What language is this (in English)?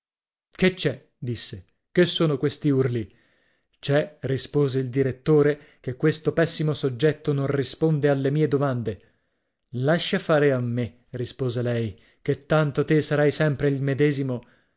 Italian